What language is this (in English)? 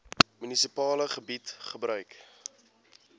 Afrikaans